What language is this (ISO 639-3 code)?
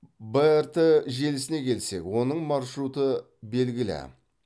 kaz